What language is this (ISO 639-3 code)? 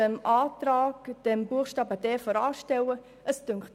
gsw